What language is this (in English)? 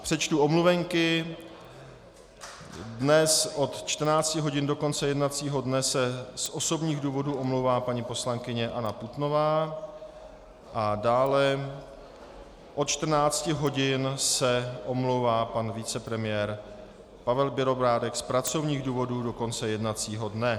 Czech